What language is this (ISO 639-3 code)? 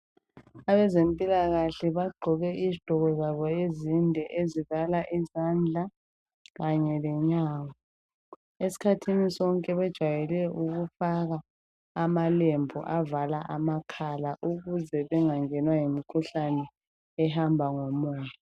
nde